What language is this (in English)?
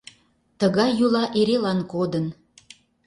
Mari